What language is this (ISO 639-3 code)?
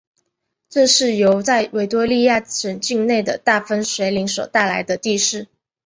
zho